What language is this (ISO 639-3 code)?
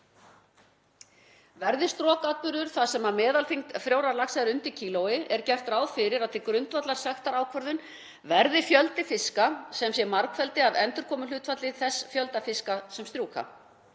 isl